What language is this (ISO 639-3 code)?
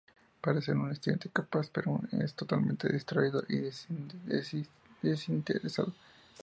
spa